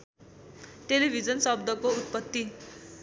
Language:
Nepali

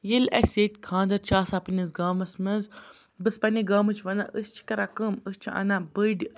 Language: Kashmiri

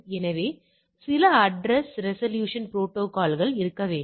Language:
Tamil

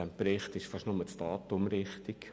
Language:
Swiss German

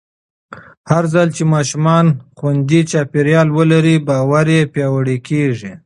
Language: Pashto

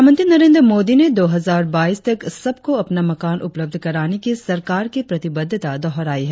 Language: Hindi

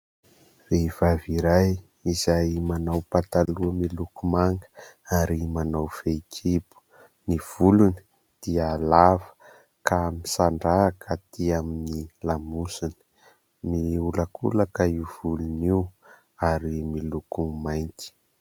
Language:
Malagasy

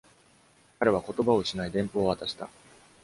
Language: Japanese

